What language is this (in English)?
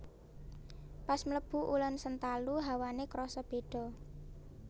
Javanese